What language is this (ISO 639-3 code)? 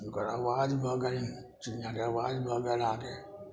mai